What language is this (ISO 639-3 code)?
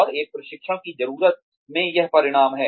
hin